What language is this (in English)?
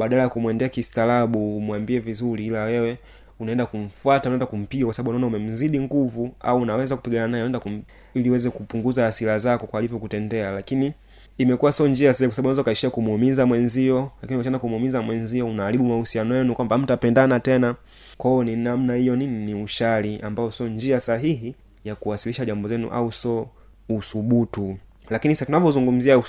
Swahili